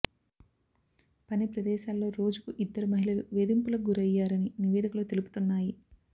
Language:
Telugu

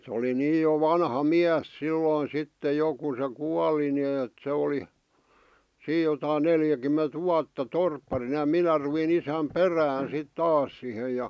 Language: Finnish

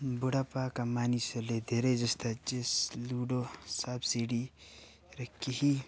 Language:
Nepali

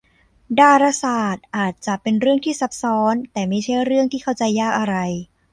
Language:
Thai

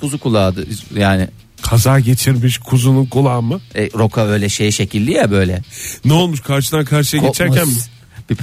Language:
Turkish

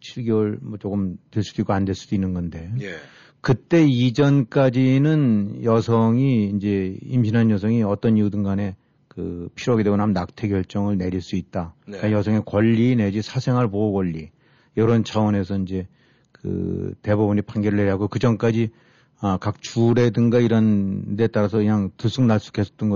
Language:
Korean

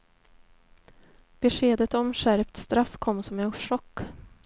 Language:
Swedish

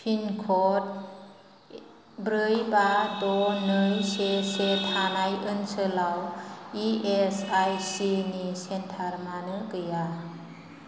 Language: Bodo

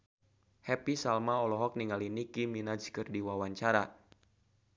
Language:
Sundanese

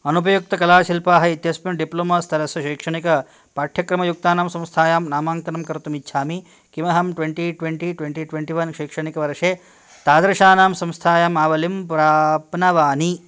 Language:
Sanskrit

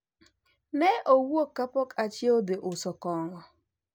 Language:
Luo (Kenya and Tanzania)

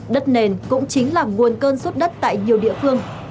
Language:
Vietnamese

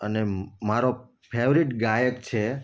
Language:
Gujarati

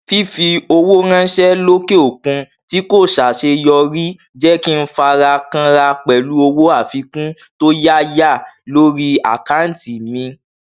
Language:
Yoruba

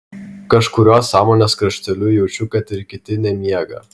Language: Lithuanian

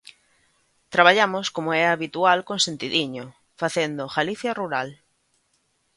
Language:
Galician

